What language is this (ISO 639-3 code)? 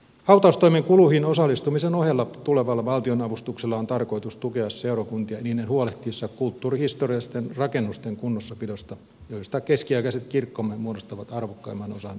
fin